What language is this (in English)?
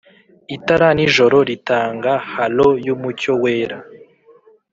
Kinyarwanda